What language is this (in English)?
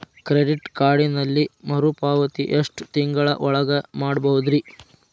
Kannada